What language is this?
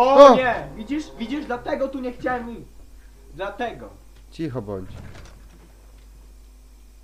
Polish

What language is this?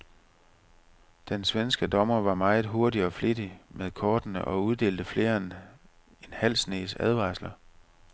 Danish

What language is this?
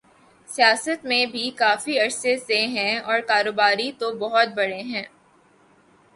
Urdu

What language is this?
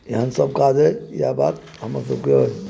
Maithili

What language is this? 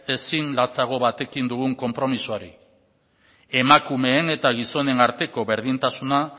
Basque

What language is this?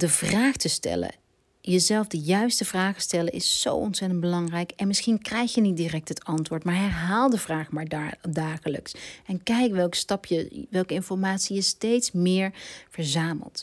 Dutch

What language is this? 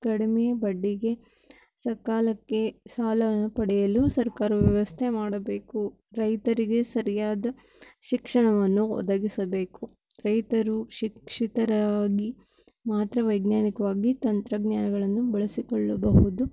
Kannada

